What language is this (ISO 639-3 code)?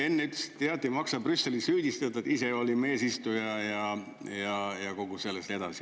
est